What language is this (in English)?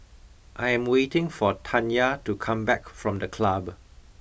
English